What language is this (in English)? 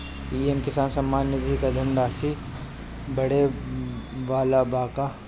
Bhojpuri